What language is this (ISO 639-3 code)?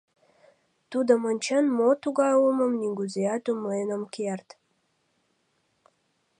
chm